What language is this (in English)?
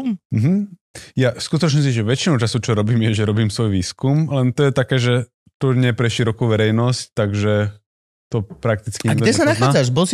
Slovak